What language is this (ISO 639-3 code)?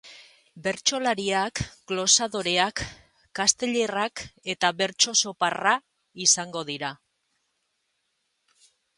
eus